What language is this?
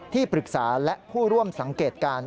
Thai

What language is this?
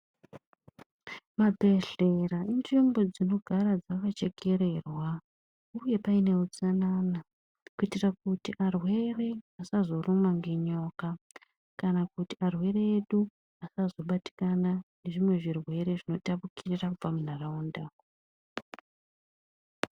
Ndau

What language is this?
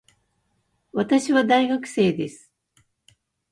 Japanese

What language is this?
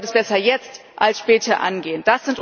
German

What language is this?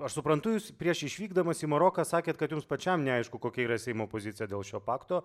Lithuanian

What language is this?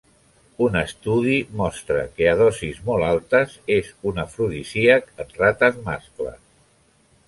Catalan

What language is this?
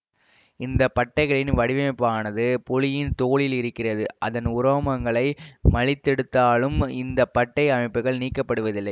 Tamil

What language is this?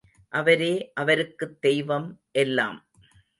Tamil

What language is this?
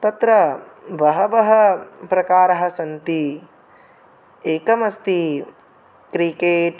Sanskrit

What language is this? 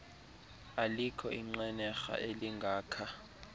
Xhosa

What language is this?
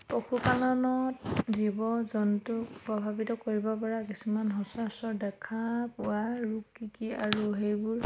Assamese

